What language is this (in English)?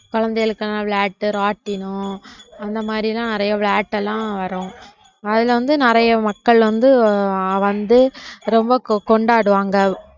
Tamil